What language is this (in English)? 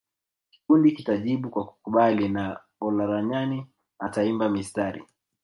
Swahili